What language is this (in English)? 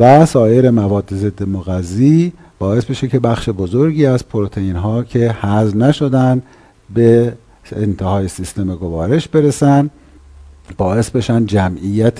Persian